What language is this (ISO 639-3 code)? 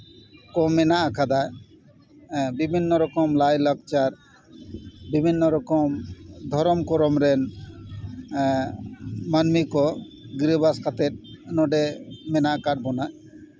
sat